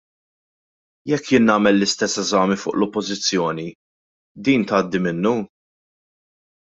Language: Maltese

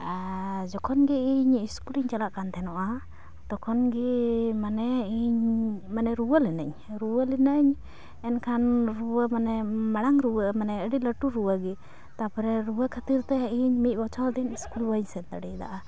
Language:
Santali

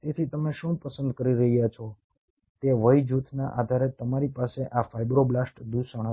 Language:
Gujarati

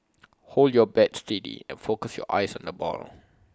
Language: English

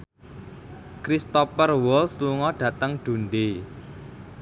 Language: Javanese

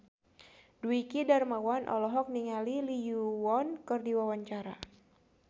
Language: Sundanese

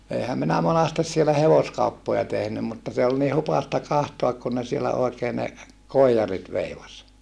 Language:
Finnish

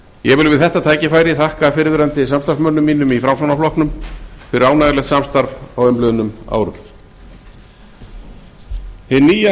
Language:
Icelandic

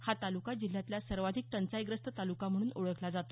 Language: Marathi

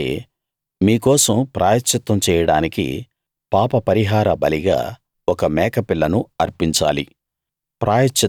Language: Telugu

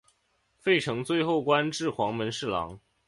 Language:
Chinese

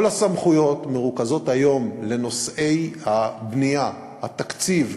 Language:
Hebrew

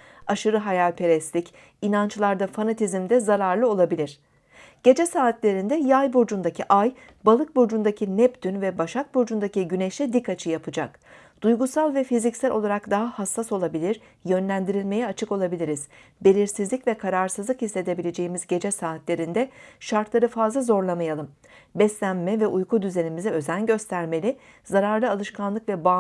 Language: Turkish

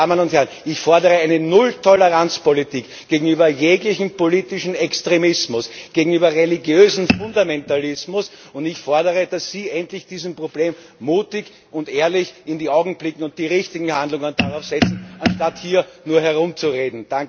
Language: German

